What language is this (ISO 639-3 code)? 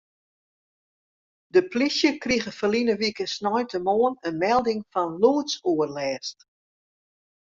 fry